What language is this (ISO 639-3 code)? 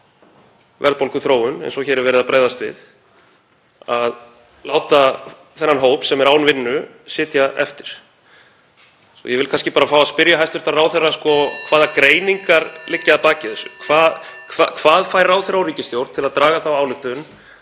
isl